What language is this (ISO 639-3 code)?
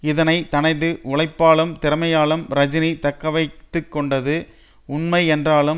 tam